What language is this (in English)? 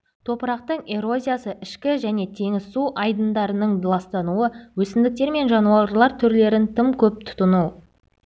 Kazakh